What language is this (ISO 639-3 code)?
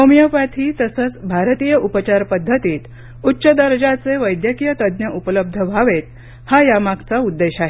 mar